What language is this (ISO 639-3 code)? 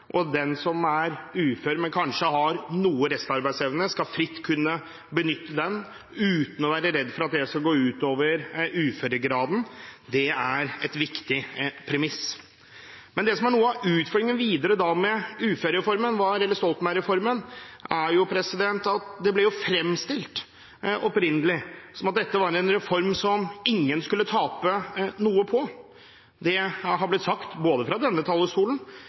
nob